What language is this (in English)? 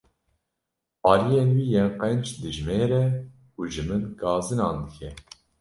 Kurdish